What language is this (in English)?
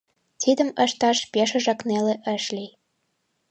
Mari